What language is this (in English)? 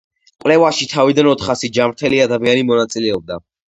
Georgian